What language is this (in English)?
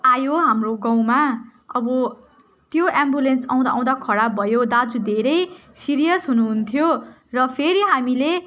Nepali